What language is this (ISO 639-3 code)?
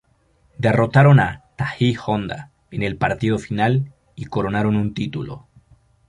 spa